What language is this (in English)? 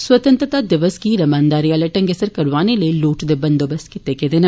Dogri